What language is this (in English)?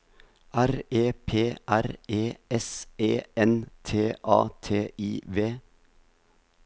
Norwegian